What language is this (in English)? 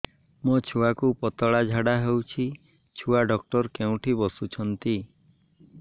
Odia